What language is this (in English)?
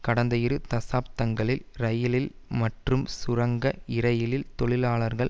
Tamil